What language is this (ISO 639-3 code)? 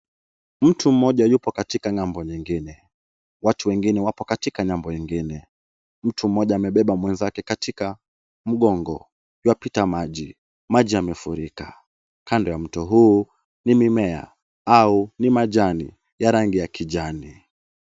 swa